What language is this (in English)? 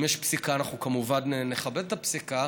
Hebrew